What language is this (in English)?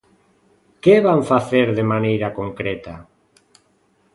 Galician